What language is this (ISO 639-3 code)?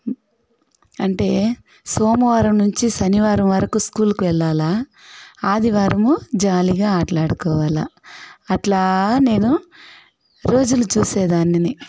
tel